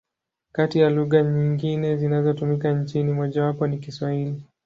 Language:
Swahili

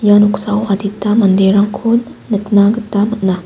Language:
Garo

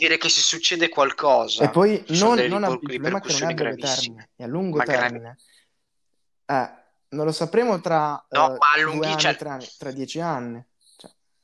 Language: Italian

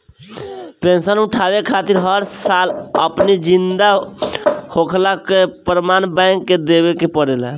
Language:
Bhojpuri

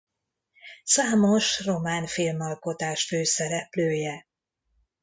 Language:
Hungarian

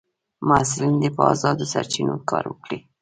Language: Pashto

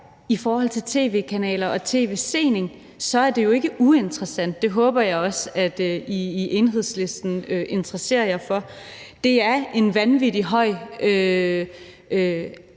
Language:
Danish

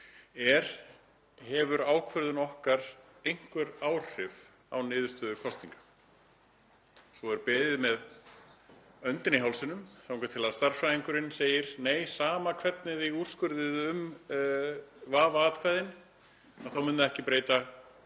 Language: Icelandic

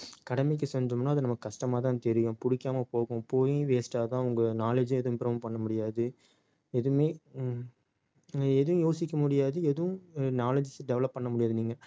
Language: Tamil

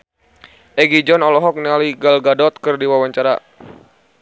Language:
Sundanese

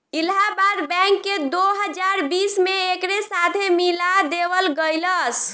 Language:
Bhojpuri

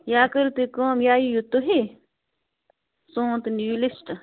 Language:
Kashmiri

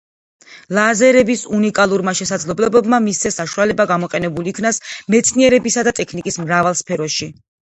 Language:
Georgian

